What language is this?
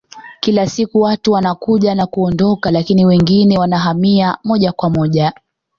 Swahili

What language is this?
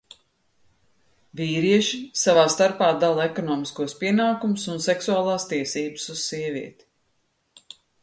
Latvian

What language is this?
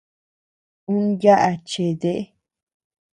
Tepeuxila Cuicatec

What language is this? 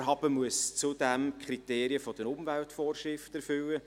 Swiss German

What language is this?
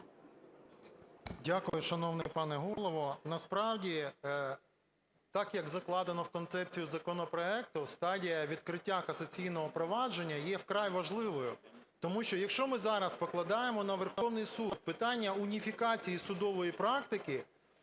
Ukrainian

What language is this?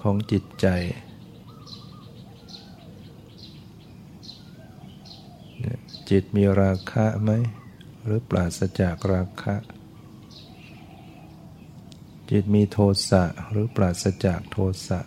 Thai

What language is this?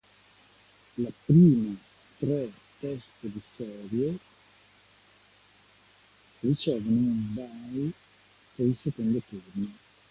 Italian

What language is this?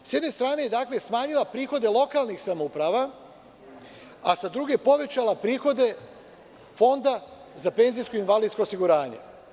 Serbian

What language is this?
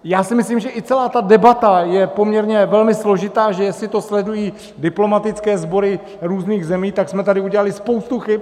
Czech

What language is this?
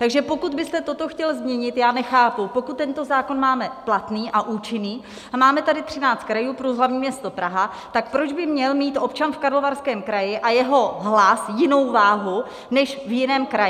Czech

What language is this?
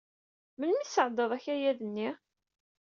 Kabyle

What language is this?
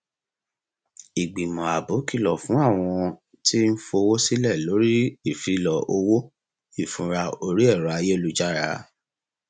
Yoruba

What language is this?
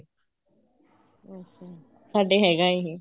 Punjabi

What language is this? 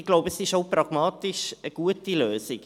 Swiss German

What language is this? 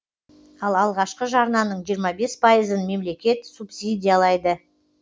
Kazakh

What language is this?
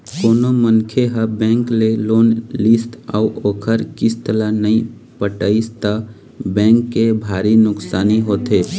Chhattisgarhi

